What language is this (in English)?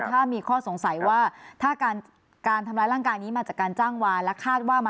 Thai